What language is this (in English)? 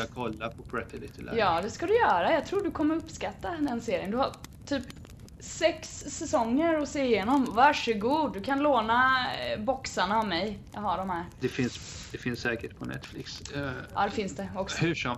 Swedish